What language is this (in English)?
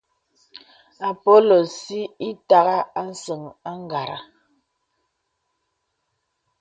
Bebele